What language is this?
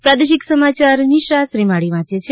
Gujarati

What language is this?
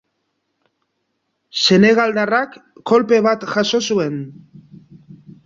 Basque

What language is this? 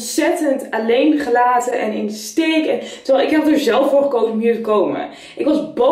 Dutch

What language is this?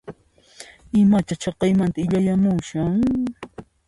Puno Quechua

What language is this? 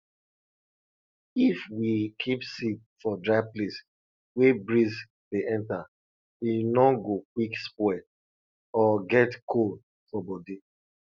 Nigerian Pidgin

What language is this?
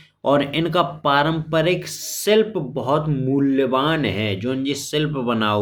Bundeli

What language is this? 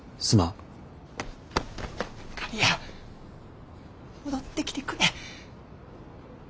Japanese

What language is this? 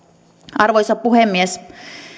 Finnish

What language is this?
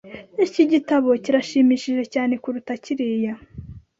Kinyarwanda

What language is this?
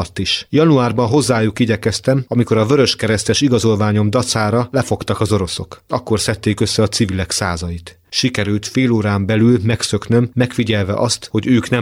Hungarian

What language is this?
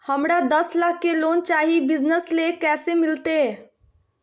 Magahi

